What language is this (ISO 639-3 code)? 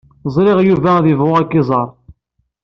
kab